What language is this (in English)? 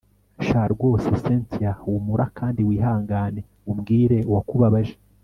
Kinyarwanda